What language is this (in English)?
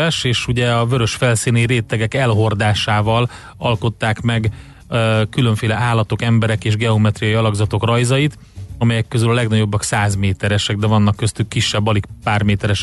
Hungarian